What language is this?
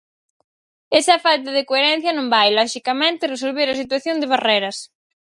Galician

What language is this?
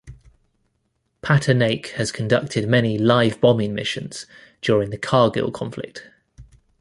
English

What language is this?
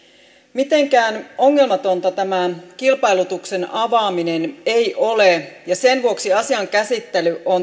Finnish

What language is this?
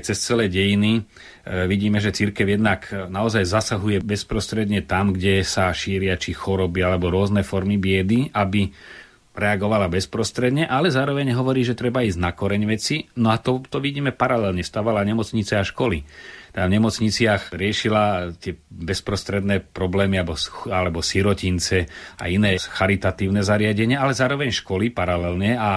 Slovak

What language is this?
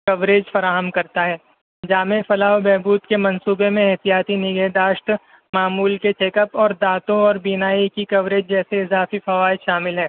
Urdu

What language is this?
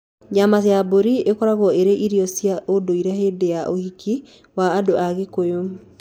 Kikuyu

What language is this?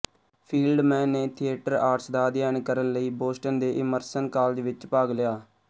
Punjabi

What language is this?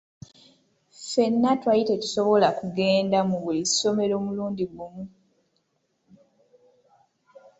Ganda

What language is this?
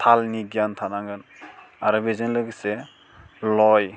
Bodo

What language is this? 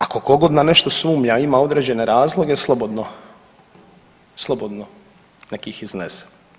Croatian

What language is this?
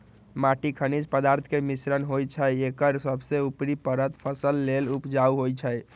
Magahi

